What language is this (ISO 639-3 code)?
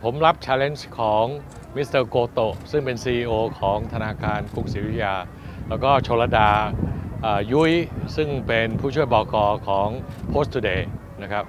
tha